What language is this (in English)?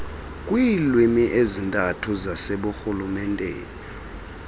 Xhosa